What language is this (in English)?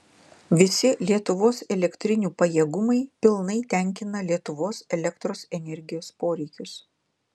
Lithuanian